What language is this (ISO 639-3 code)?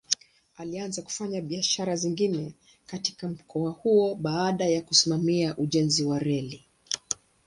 swa